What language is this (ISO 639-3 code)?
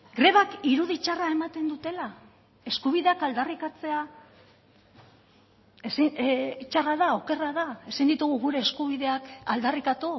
eus